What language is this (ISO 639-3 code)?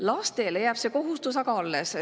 est